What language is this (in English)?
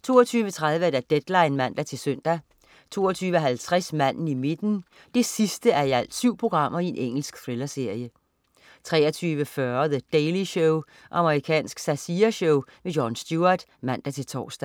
Danish